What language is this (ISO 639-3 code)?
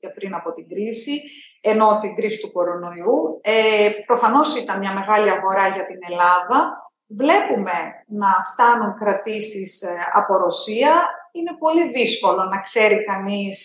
ell